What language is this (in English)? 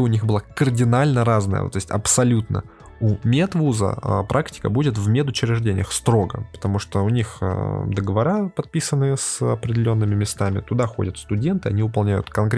Russian